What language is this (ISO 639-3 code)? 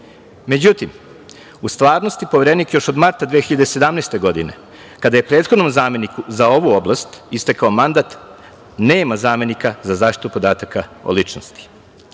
srp